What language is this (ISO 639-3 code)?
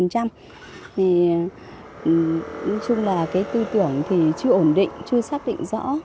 vie